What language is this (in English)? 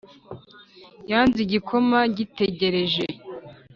Kinyarwanda